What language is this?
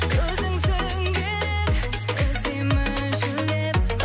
Kazakh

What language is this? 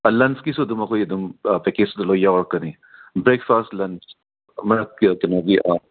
Manipuri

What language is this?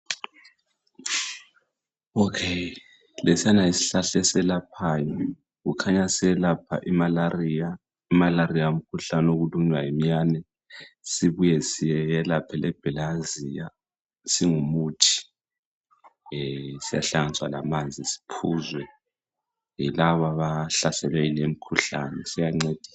North Ndebele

